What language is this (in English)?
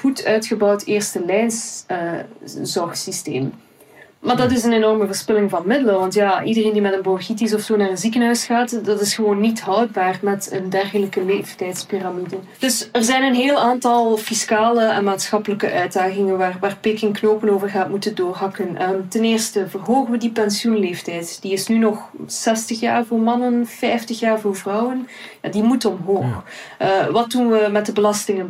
Dutch